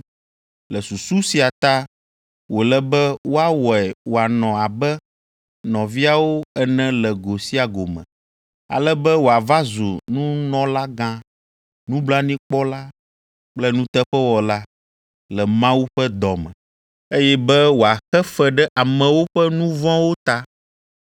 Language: Ewe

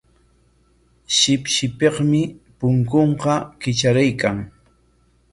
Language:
Corongo Ancash Quechua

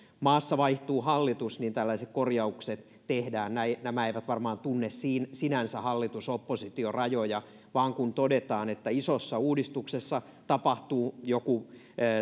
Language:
Finnish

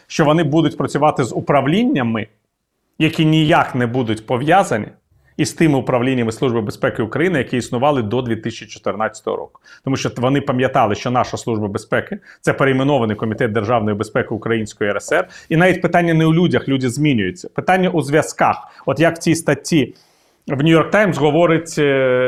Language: Ukrainian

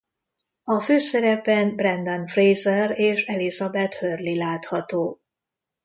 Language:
Hungarian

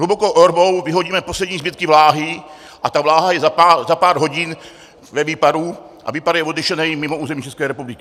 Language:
Czech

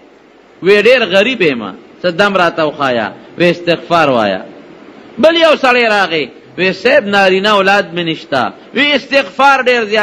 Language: Arabic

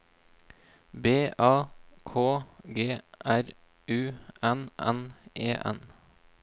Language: Norwegian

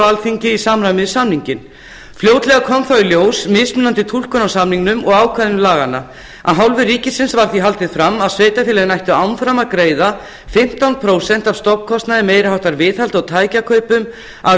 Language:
Icelandic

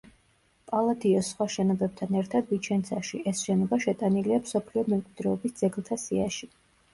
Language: Georgian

